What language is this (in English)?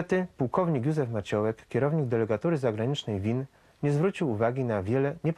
Polish